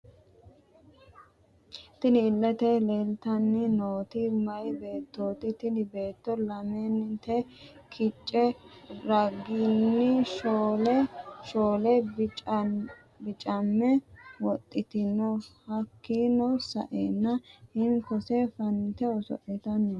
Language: Sidamo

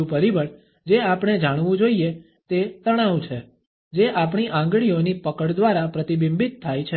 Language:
Gujarati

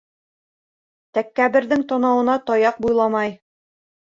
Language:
Bashkir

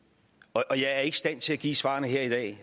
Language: Danish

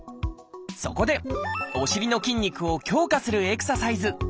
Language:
Japanese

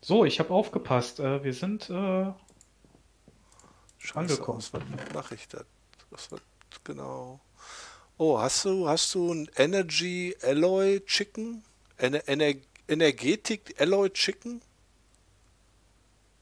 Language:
German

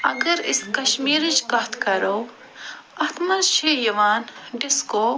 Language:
Kashmiri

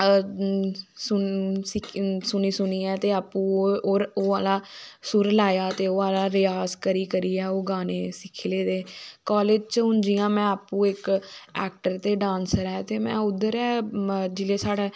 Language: Dogri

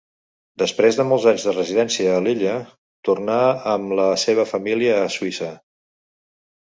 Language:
Catalan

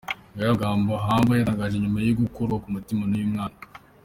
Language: Kinyarwanda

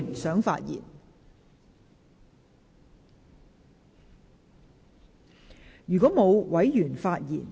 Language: Cantonese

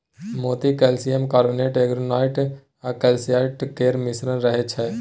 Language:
Maithili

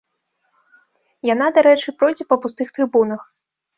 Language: Belarusian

